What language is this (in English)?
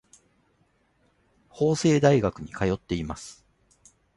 Japanese